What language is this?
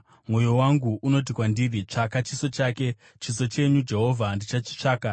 Shona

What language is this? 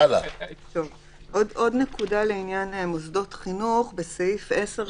Hebrew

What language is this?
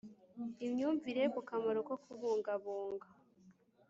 Kinyarwanda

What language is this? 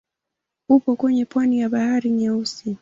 Swahili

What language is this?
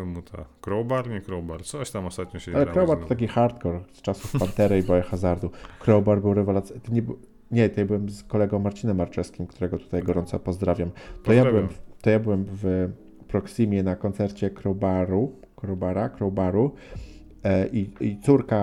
Polish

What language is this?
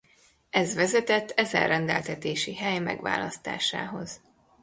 Hungarian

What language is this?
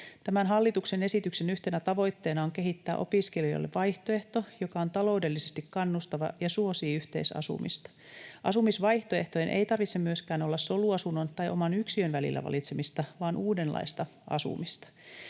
Finnish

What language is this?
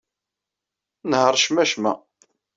Kabyle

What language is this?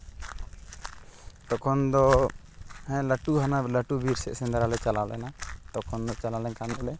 Santali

